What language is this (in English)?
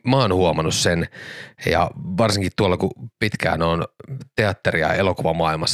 Finnish